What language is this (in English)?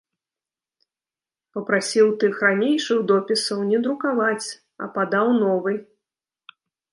Belarusian